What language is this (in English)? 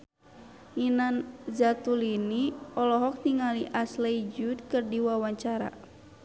Sundanese